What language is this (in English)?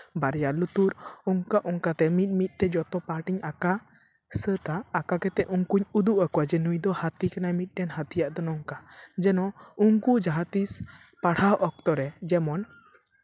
Santali